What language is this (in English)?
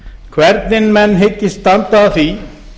Icelandic